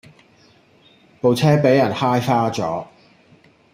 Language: Cantonese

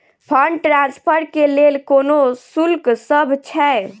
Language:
Maithili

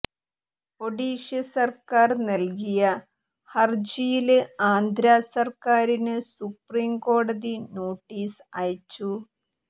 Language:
Malayalam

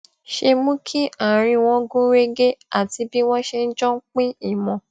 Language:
Yoruba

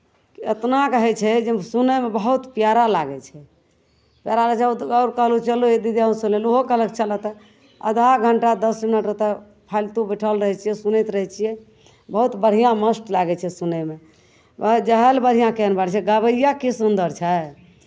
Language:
Maithili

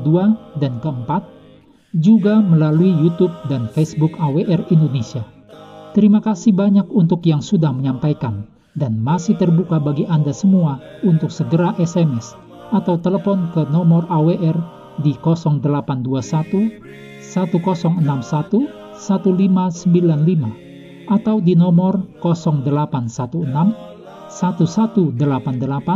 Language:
Indonesian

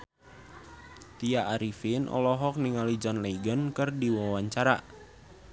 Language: Sundanese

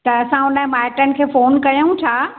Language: Sindhi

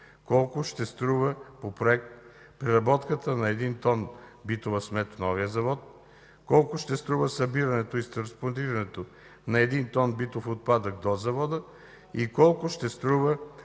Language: Bulgarian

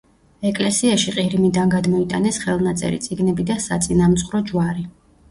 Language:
Georgian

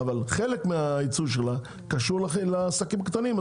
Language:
Hebrew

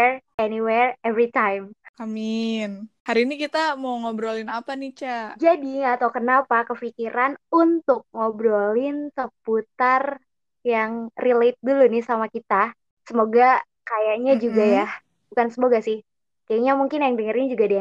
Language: Indonesian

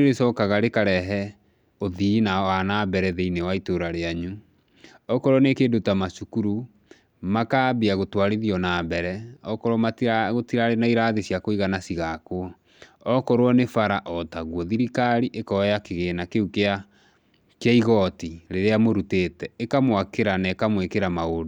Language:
Kikuyu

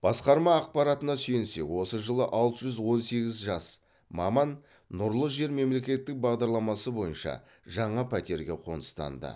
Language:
Kazakh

